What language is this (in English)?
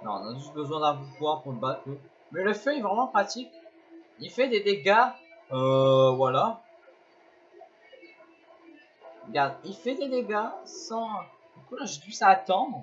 French